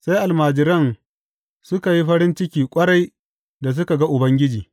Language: Hausa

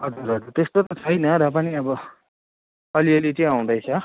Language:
Nepali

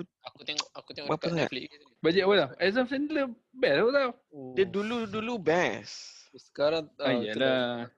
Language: Malay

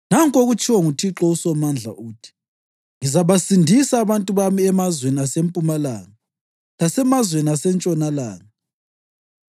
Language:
North Ndebele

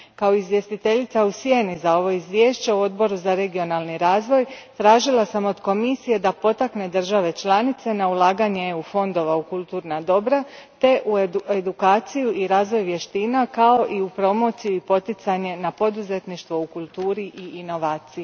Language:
Croatian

